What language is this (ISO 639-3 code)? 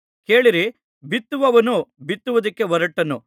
kan